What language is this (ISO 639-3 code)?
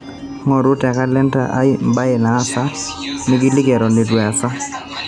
mas